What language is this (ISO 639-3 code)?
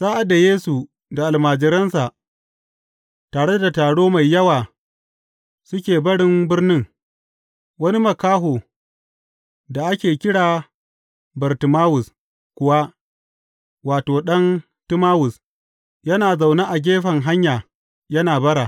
hau